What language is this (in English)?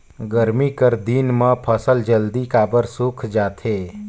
Chhattisgarhi